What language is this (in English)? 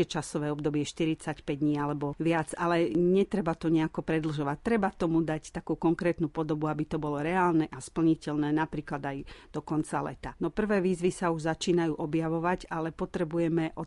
Slovak